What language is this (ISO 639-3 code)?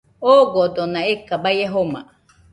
hux